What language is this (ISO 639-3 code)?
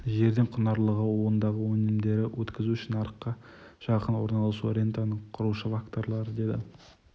kaz